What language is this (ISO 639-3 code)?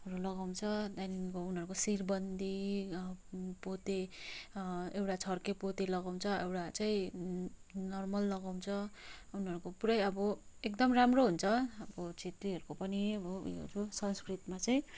nep